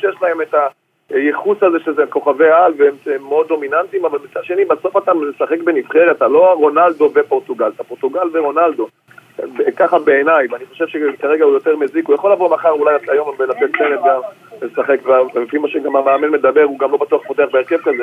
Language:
Hebrew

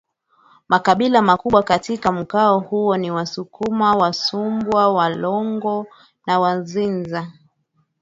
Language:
Swahili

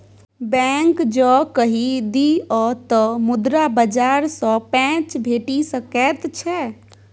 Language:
Maithili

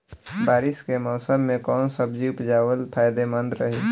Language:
Bhojpuri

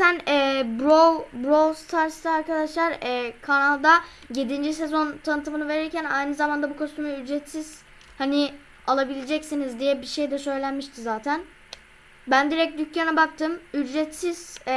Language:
Turkish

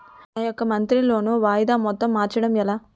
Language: Telugu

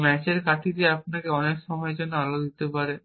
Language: Bangla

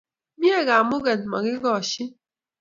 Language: Kalenjin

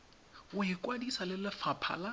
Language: Tswana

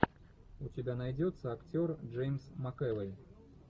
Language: Russian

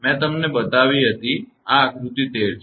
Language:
Gujarati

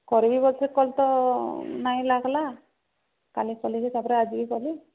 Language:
Odia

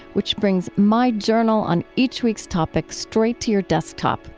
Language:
English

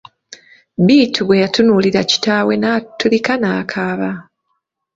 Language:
Ganda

